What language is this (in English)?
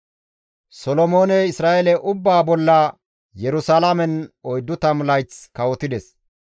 Gamo